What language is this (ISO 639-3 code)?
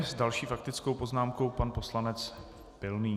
ces